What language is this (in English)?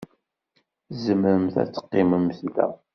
Kabyle